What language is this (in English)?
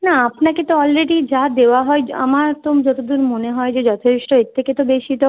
Bangla